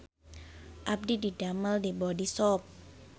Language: Sundanese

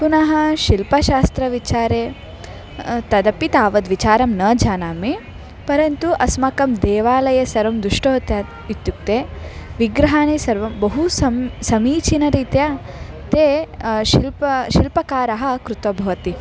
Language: Sanskrit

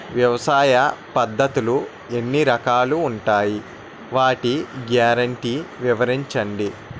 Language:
Telugu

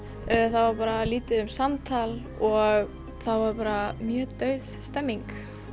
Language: Icelandic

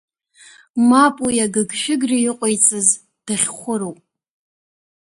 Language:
Abkhazian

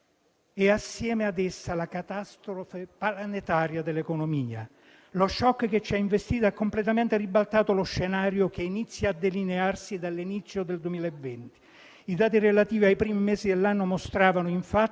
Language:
Italian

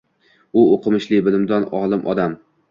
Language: Uzbek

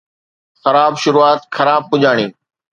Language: Sindhi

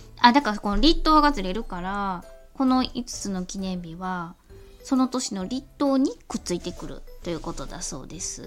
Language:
Japanese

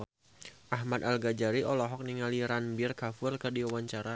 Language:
Sundanese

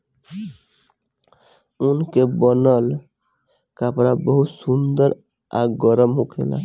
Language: Bhojpuri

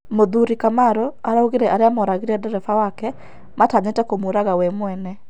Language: Kikuyu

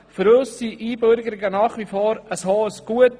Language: Swiss German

